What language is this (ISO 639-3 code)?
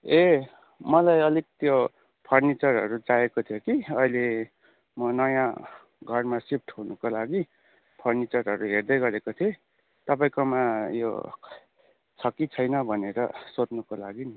nep